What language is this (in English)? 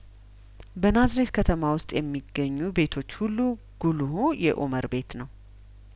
Amharic